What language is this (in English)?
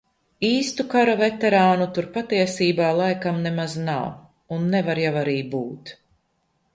Latvian